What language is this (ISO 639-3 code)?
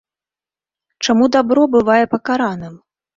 bel